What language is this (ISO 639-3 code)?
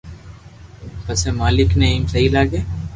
lrk